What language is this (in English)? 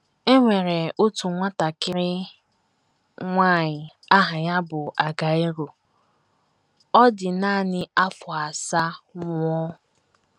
Igbo